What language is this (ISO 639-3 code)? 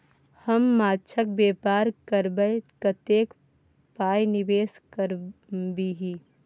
mai